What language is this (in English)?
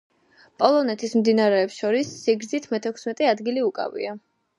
Georgian